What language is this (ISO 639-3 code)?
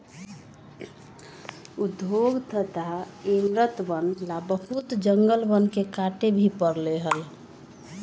mag